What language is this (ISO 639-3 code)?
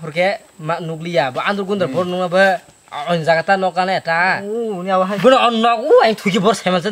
tha